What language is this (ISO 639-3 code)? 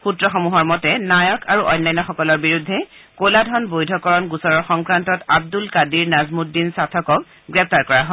asm